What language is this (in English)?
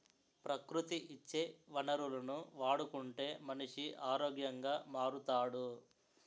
Telugu